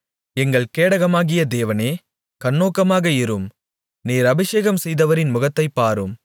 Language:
Tamil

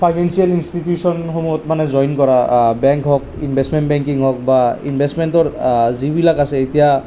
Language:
Assamese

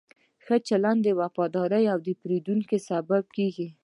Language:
Pashto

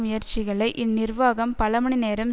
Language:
Tamil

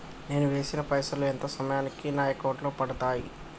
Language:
Telugu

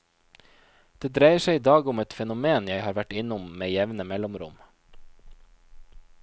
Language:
Norwegian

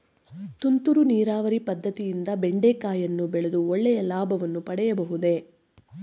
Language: Kannada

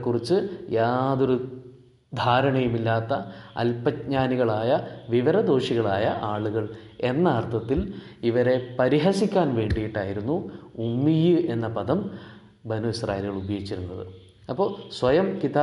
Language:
Malayalam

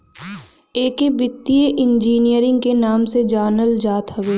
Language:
Bhojpuri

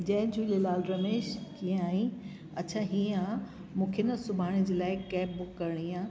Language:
Sindhi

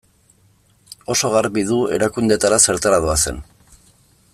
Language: Basque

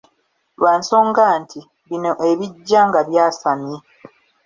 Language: Ganda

